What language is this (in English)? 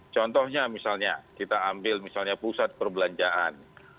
Indonesian